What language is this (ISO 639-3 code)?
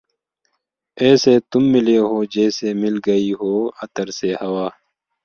mvy